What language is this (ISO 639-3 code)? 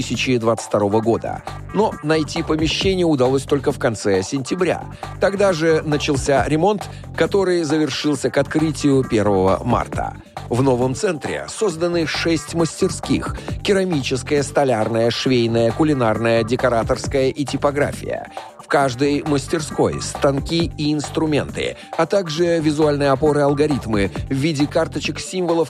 rus